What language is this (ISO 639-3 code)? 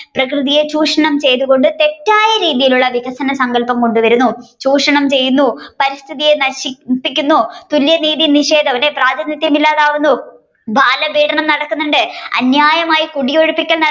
mal